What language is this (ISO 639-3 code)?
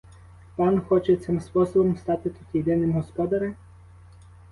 ukr